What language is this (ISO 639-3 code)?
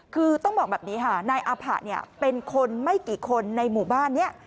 tha